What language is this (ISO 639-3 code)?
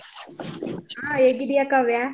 kan